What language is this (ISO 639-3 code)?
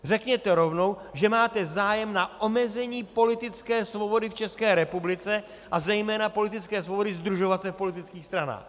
ces